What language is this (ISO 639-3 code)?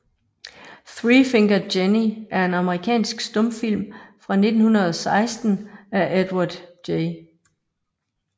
dan